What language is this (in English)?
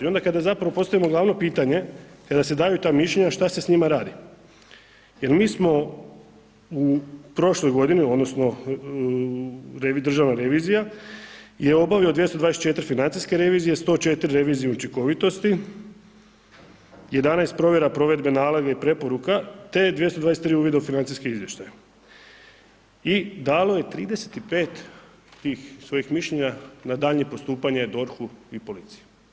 Croatian